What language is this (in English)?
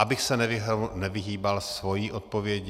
Czech